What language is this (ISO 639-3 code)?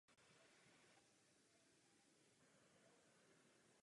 ces